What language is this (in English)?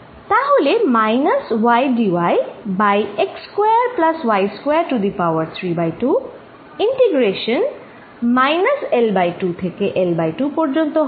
Bangla